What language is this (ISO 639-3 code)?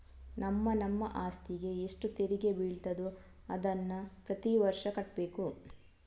kan